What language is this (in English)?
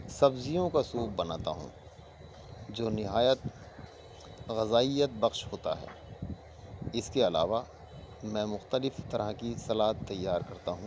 Urdu